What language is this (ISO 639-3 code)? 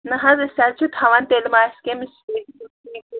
kas